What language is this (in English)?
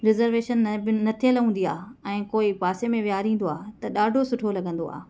Sindhi